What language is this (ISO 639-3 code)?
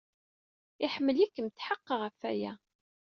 kab